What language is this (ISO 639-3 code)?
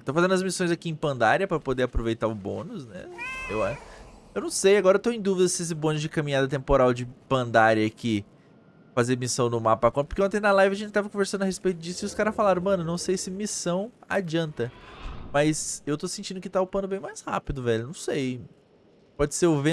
por